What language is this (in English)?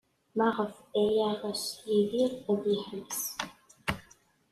Kabyle